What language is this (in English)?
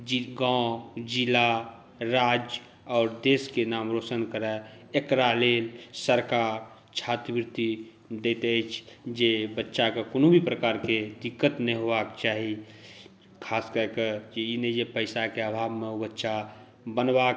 Maithili